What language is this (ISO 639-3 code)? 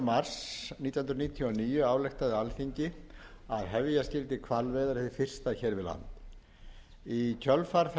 isl